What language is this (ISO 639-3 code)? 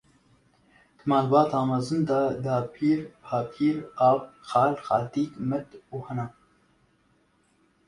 kur